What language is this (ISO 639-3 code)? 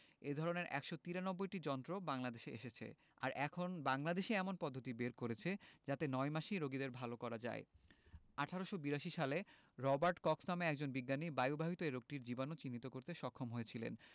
ben